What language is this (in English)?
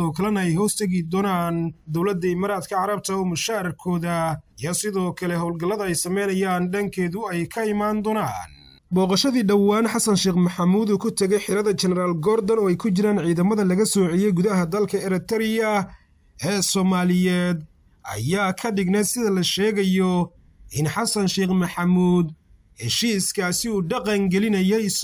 Arabic